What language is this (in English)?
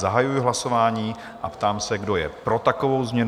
Czech